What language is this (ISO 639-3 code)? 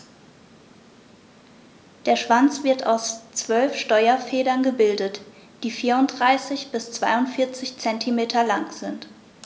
deu